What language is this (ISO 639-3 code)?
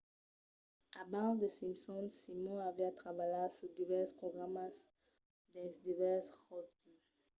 oci